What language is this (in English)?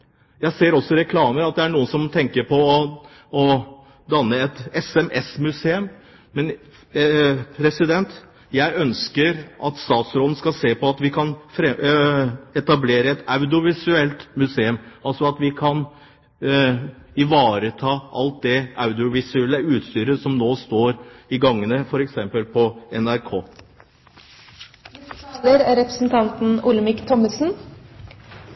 Norwegian Bokmål